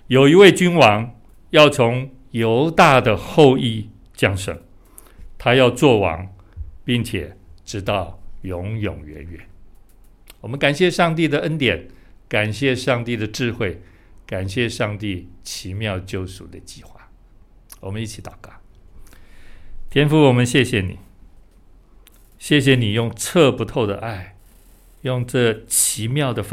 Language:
Chinese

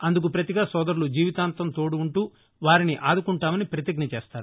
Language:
Telugu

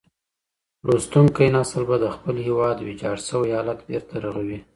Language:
Pashto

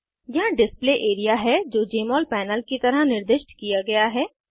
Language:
Hindi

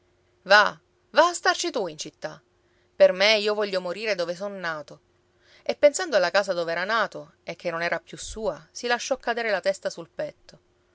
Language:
Italian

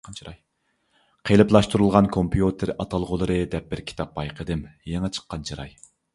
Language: Uyghur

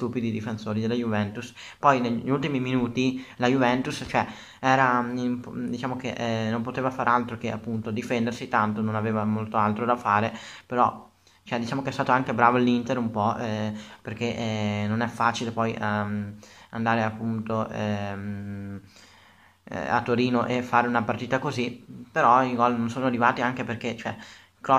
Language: Italian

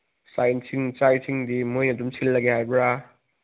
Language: Manipuri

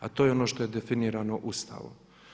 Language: Croatian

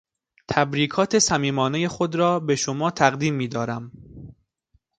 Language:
Persian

